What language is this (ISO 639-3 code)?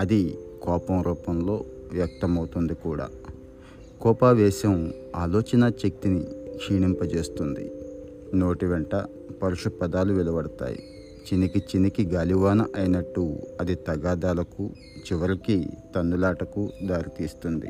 tel